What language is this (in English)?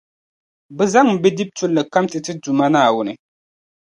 Dagbani